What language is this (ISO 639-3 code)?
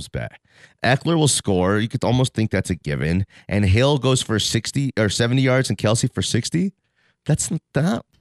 eng